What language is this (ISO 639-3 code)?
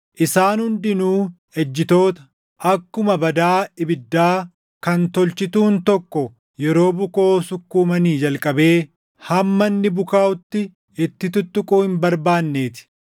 orm